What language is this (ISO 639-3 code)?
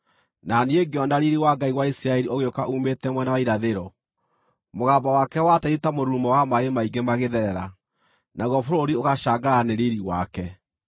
kik